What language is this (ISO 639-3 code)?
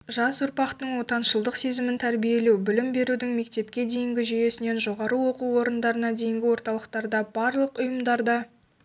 kaz